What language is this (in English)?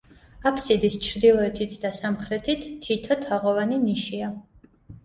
Georgian